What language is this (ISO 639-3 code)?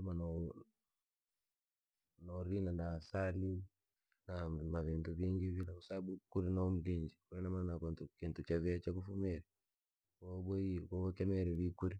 lag